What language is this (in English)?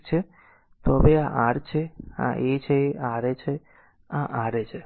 Gujarati